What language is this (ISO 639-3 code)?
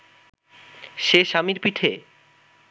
ben